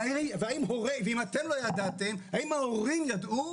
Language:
Hebrew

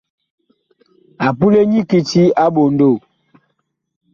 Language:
Bakoko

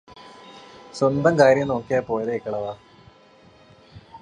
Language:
Malayalam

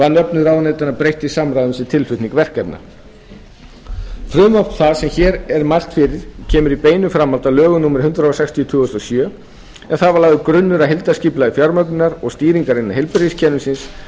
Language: Icelandic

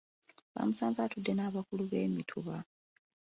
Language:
Ganda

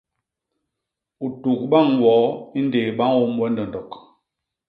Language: Basaa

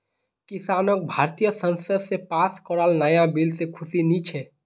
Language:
Magahi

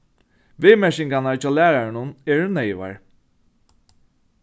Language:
Faroese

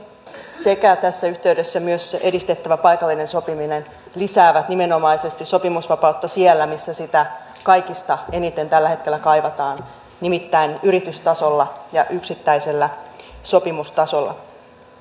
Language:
Finnish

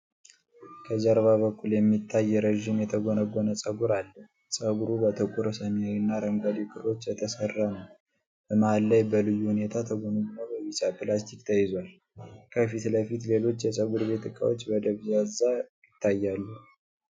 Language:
Amharic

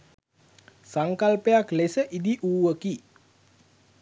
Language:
Sinhala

